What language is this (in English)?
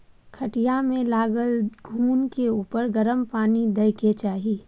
Maithili